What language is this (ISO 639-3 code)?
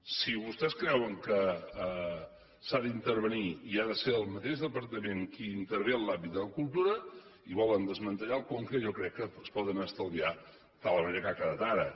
cat